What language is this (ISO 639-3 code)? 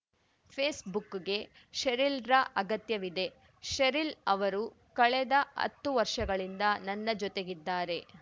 kan